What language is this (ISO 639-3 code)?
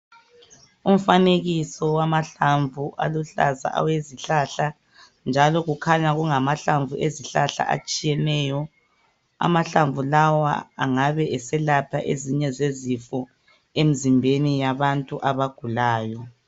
nde